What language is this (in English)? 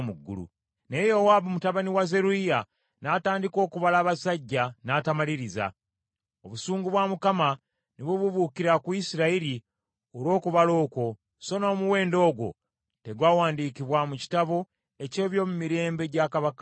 Ganda